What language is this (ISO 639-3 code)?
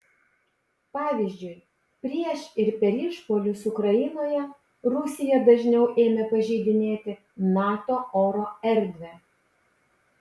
lit